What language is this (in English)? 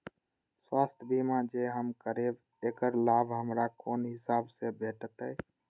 Maithili